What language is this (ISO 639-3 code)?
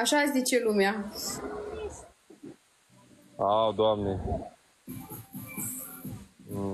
ron